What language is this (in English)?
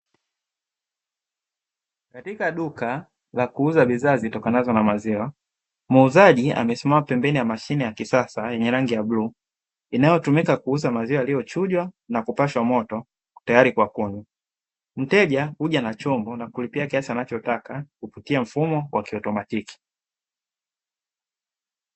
Swahili